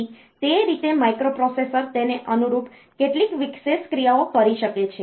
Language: Gujarati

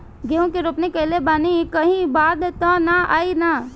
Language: Bhojpuri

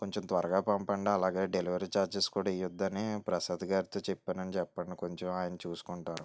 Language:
Telugu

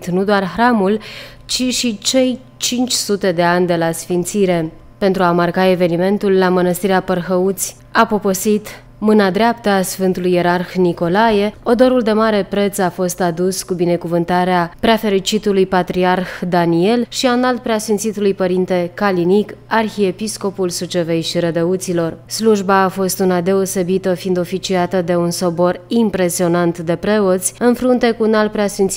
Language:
Romanian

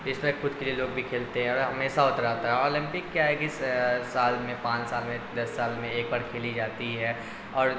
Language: Urdu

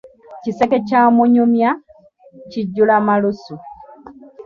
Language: Ganda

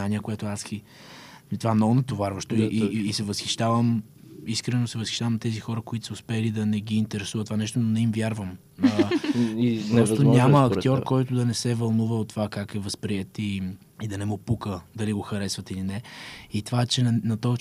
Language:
Bulgarian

